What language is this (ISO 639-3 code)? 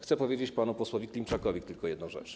pol